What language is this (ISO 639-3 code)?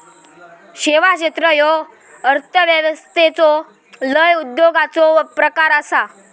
mar